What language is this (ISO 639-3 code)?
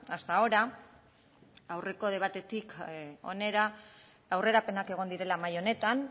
eus